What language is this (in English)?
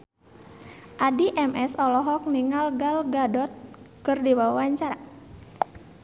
Sundanese